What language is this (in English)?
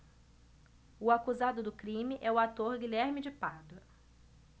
Portuguese